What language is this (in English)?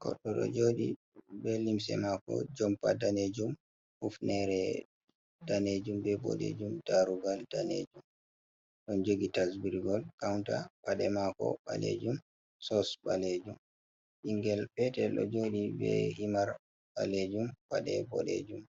Fula